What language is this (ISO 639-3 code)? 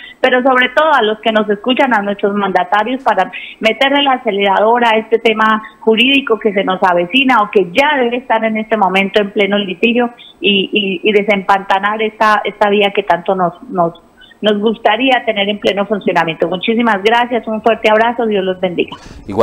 spa